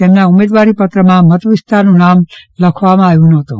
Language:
Gujarati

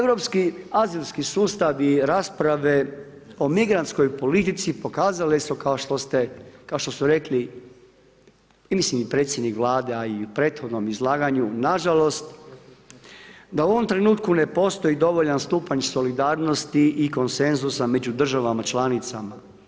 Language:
Croatian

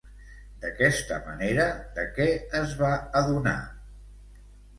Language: Catalan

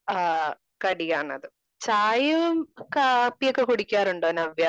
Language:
Malayalam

